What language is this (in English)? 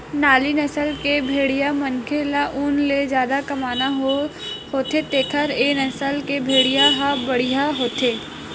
Chhattisgarhi